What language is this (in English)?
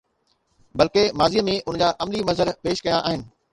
Sindhi